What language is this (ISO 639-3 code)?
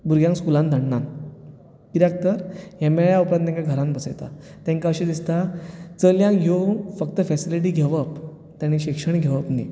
kok